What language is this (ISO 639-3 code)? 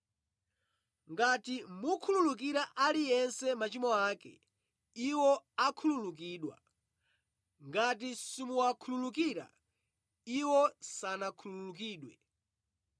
nya